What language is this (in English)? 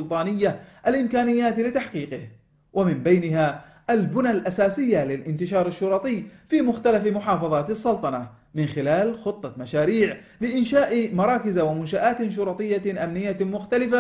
Arabic